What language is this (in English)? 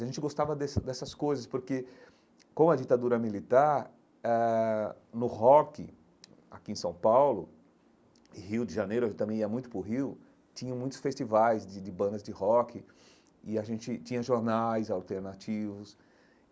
Portuguese